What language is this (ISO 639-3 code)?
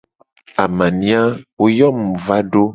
gej